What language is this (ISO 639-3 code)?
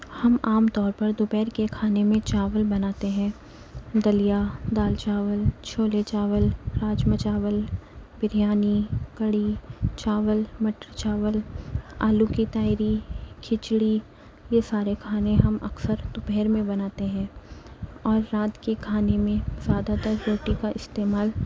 urd